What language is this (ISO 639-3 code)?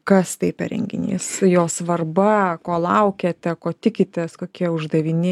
lit